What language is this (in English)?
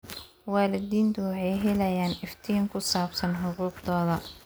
Somali